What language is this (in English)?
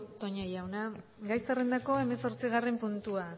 Basque